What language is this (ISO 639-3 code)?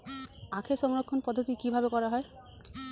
ben